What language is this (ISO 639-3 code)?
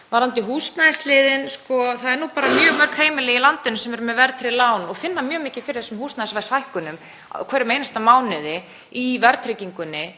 isl